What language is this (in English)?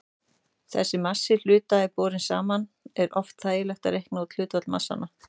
Icelandic